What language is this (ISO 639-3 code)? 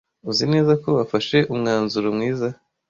kin